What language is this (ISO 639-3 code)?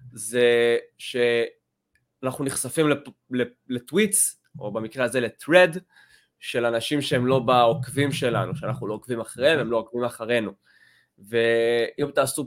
heb